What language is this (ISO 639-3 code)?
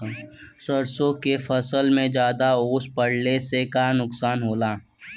bho